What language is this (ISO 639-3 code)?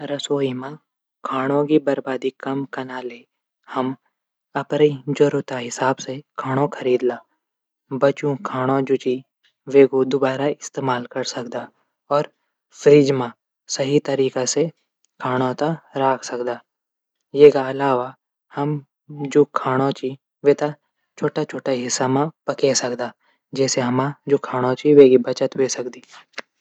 gbm